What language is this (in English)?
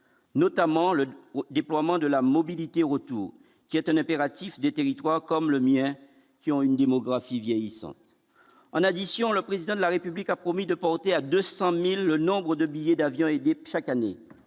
French